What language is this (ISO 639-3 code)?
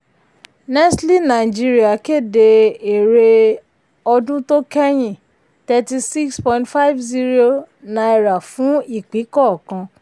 yor